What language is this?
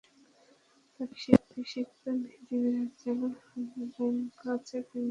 Bangla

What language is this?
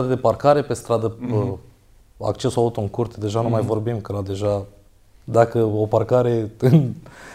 Romanian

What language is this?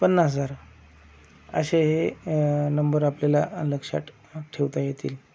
Marathi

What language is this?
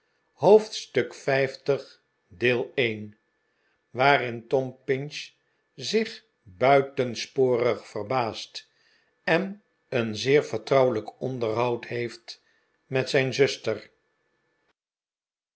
Dutch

